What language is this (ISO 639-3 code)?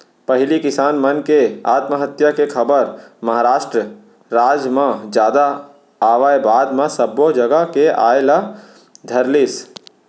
hne